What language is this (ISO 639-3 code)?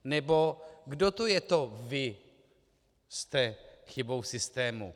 ces